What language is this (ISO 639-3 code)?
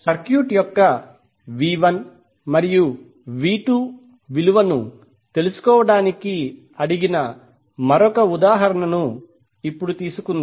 tel